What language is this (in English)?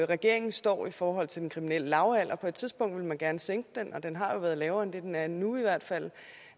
Danish